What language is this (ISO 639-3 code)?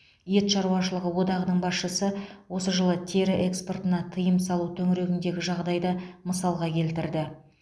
kaz